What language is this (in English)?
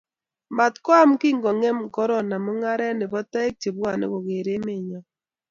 Kalenjin